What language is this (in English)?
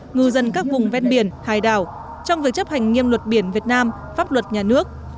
Vietnamese